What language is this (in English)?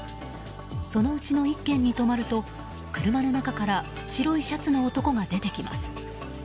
Japanese